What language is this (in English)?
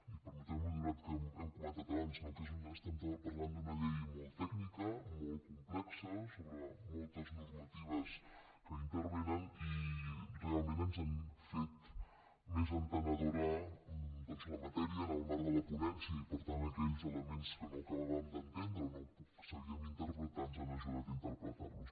Catalan